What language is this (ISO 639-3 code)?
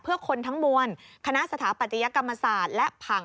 tha